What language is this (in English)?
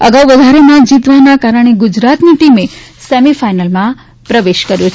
Gujarati